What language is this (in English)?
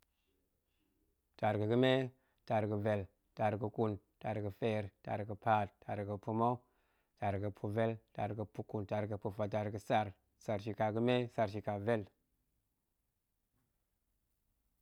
Goemai